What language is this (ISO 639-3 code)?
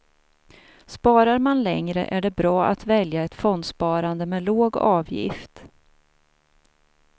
swe